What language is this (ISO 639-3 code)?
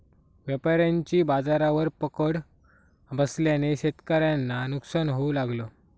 mar